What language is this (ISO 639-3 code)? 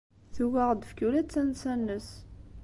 kab